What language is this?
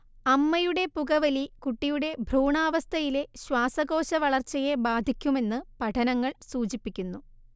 Malayalam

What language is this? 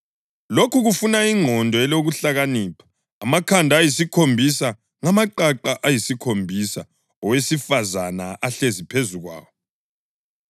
North Ndebele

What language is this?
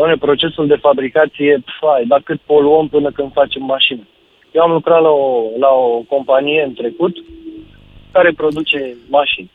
Romanian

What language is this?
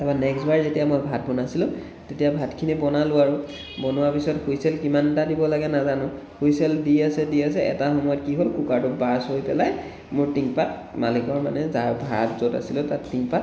Assamese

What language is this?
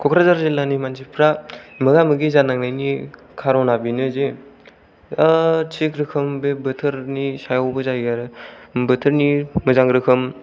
Bodo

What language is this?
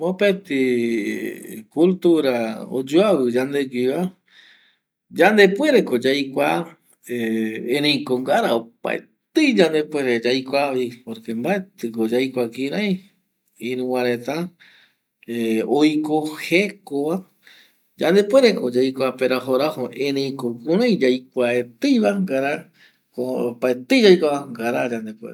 Eastern Bolivian Guaraní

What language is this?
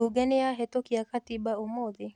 Kikuyu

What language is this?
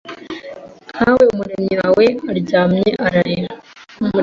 Kinyarwanda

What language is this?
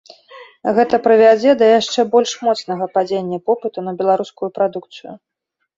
Belarusian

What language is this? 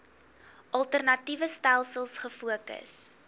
Afrikaans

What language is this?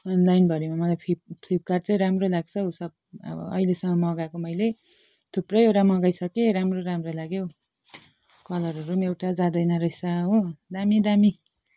Nepali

